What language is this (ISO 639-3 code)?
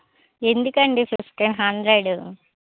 tel